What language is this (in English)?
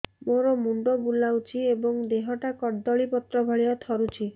Odia